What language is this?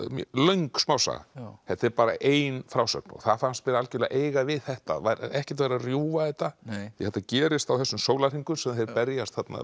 Icelandic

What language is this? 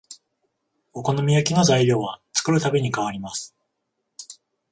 Japanese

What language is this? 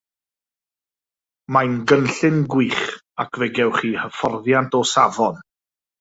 Welsh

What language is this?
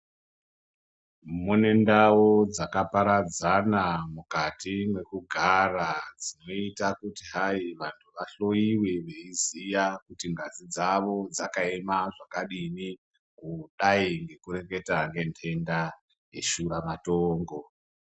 Ndau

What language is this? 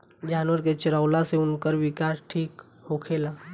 Bhojpuri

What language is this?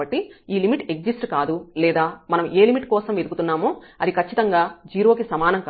Telugu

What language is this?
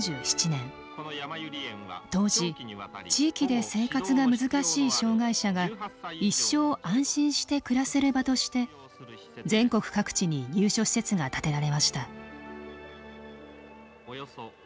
Japanese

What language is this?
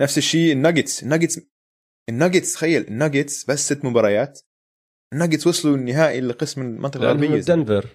Arabic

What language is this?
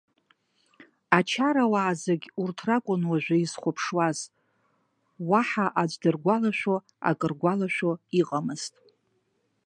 Abkhazian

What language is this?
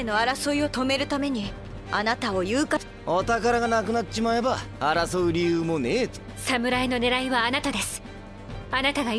Japanese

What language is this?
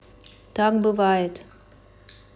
Russian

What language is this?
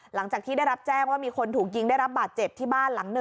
Thai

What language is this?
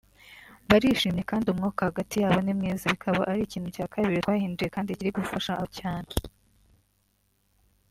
Kinyarwanda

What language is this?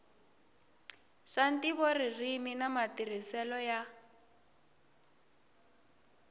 Tsonga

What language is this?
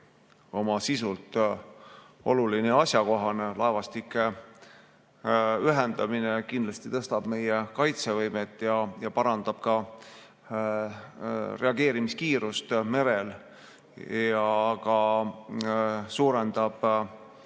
Estonian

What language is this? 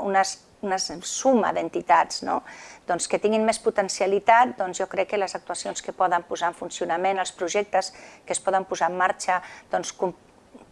Catalan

